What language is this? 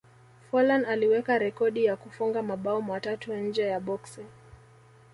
Swahili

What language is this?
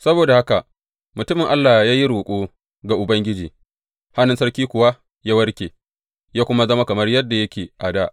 Hausa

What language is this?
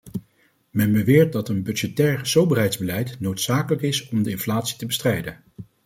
Dutch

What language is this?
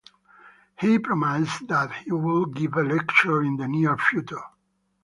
English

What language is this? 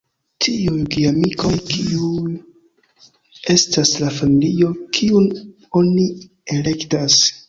Esperanto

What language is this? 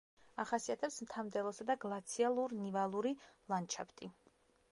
Georgian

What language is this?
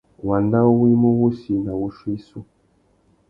Tuki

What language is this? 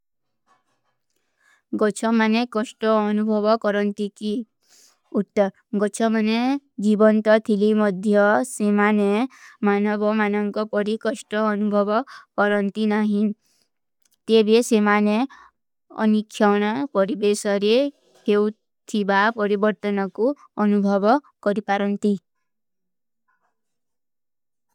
Kui (India)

